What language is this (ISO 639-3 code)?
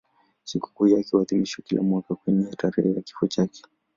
swa